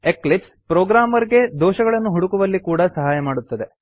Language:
Kannada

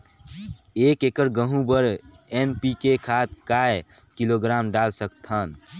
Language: Chhattisgarhi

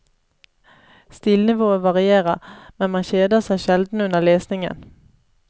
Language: Norwegian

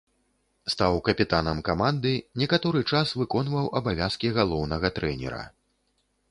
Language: Belarusian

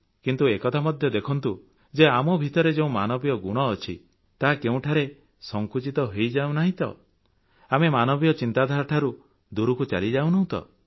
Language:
Odia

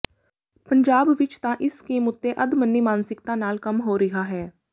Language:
Punjabi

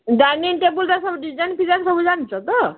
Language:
Odia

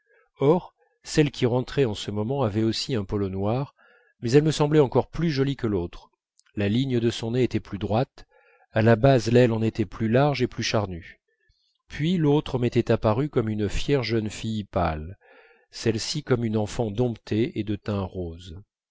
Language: French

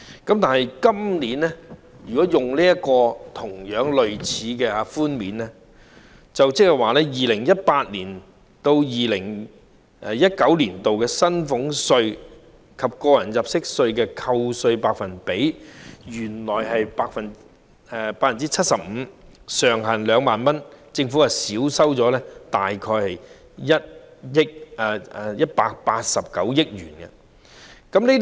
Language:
Cantonese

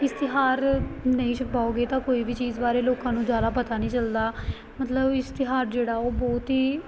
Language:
Punjabi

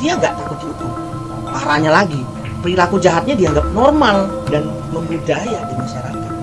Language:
Indonesian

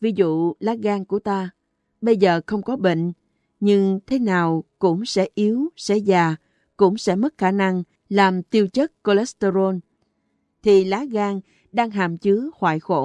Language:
Vietnamese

